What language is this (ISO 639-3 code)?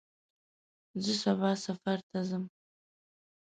pus